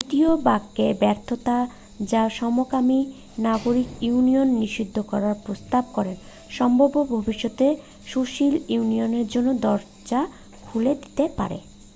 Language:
Bangla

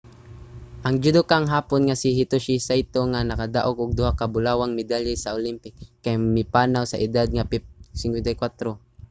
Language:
Cebuano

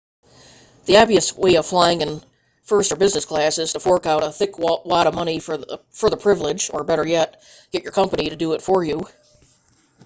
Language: English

